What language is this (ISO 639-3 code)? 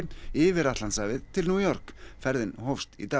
isl